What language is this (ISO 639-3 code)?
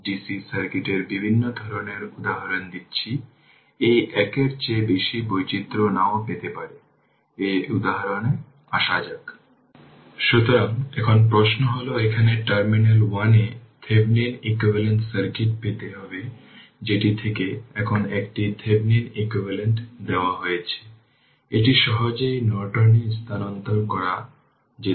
ben